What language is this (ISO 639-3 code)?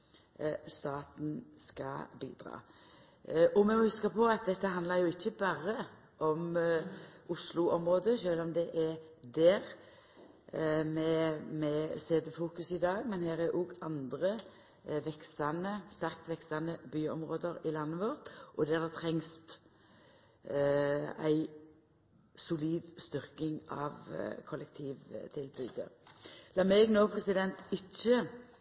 nno